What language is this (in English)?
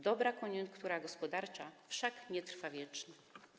Polish